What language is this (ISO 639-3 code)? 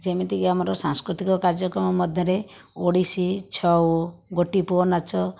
ori